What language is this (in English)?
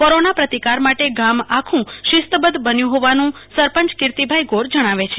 Gujarati